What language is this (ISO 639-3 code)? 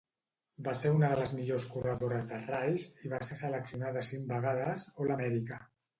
cat